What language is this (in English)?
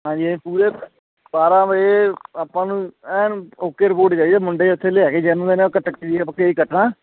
Punjabi